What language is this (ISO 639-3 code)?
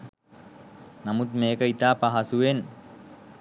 sin